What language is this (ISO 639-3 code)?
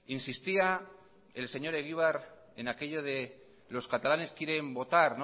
spa